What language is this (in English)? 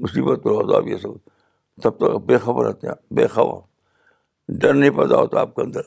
Urdu